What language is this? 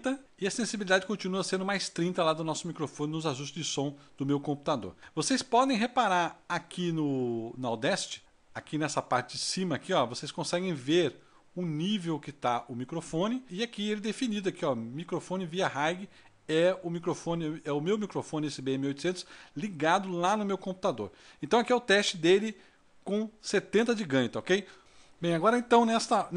Portuguese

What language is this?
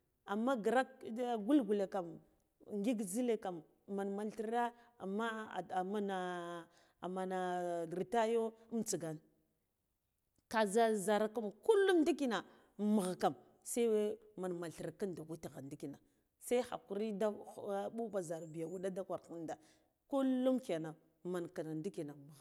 Guduf-Gava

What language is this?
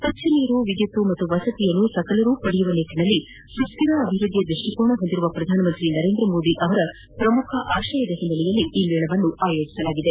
Kannada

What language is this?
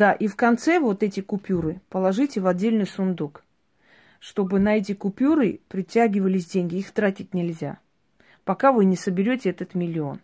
Russian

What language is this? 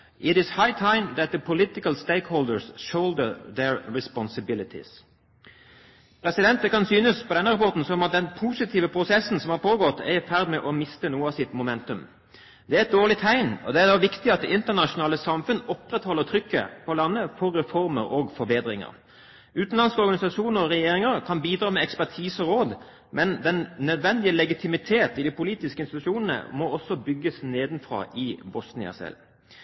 Norwegian Bokmål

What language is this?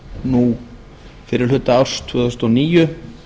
Icelandic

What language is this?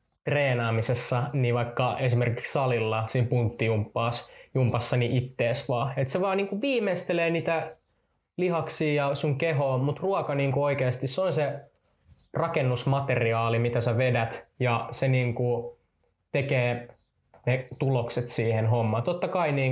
Finnish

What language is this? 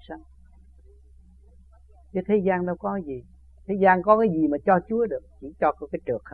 Vietnamese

